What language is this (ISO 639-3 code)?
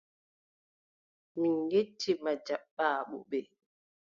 fub